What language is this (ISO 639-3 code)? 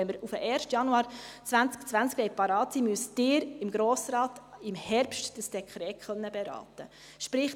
gsw